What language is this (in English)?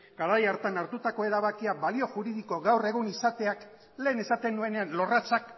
Basque